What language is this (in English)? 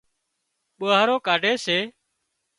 Wadiyara Koli